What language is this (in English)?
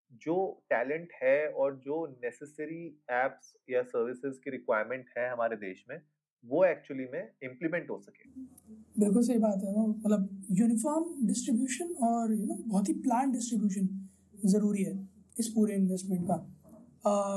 Hindi